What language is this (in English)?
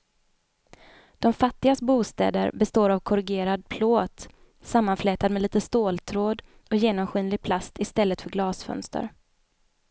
Swedish